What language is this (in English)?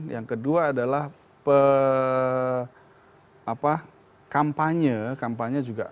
Indonesian